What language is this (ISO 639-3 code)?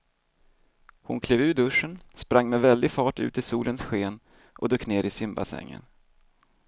swe